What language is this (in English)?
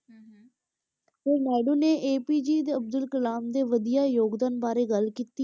Punjabi